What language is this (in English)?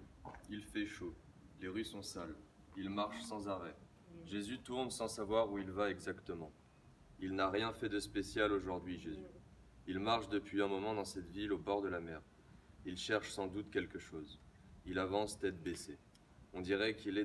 French